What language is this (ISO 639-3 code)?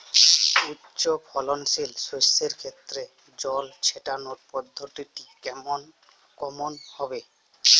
ben